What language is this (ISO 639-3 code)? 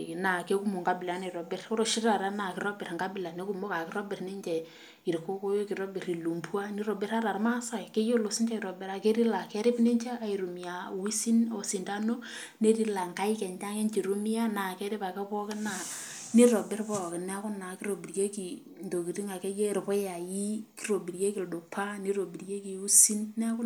mas